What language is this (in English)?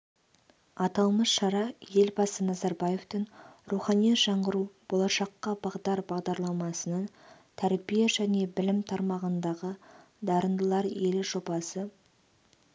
Kazakh